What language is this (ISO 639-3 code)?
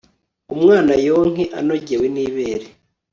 kin